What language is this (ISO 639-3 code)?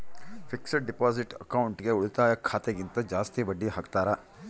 kan